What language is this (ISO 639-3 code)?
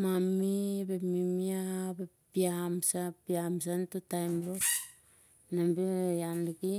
sjr